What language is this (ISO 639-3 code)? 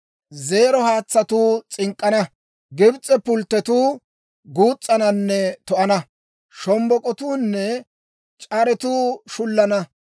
dwr